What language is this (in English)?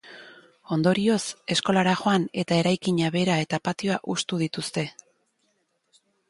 Basque